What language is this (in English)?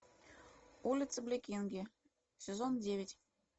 Russian